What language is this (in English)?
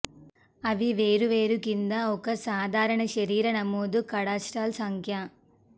Telugu